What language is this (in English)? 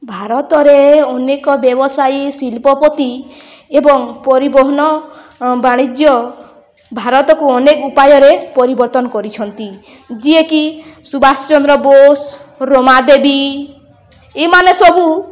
Odia